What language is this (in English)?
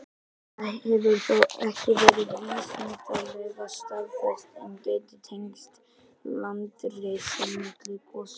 Icelandic